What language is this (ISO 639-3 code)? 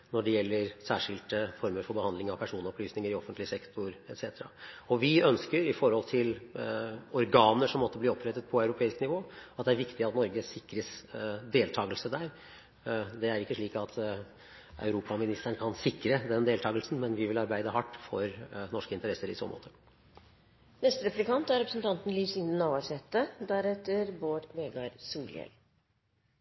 nor